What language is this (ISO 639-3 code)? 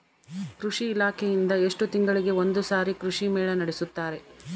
kan